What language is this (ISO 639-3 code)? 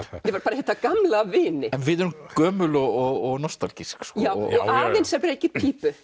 isl